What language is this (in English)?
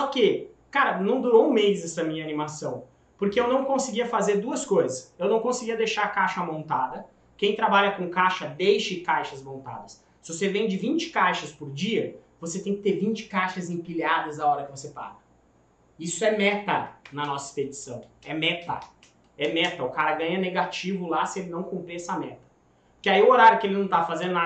Portuguese